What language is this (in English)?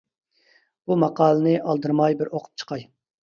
Uyghur